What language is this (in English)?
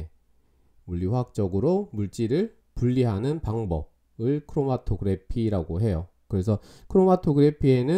Korean